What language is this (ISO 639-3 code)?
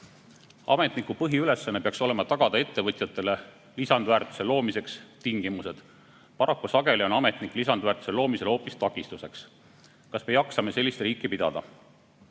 est